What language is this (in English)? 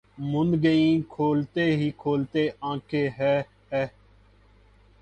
Urdu